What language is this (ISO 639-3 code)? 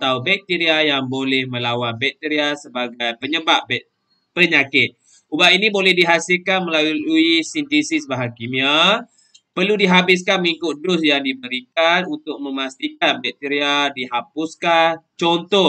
msa